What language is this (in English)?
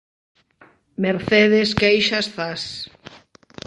Galician